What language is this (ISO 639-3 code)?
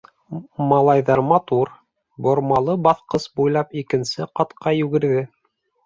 bak